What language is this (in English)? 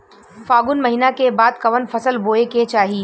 Bhojpuri